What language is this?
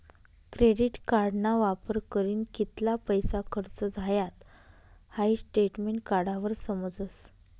Marathi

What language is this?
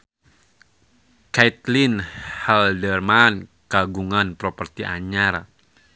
Sundanese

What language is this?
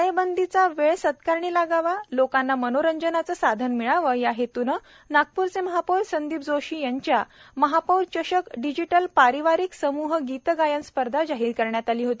Marathi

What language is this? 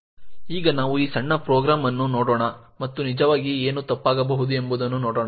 Kannada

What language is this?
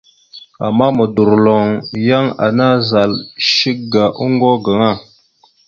Mada (Cameroon)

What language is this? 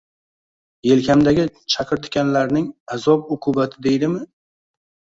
Uzbek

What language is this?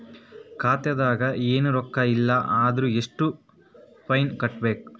Kannada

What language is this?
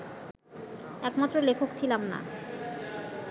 Bangla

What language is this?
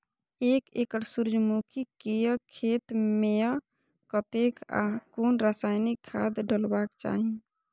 Maithili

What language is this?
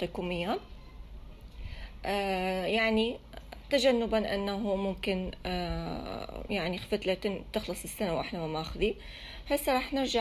Arabic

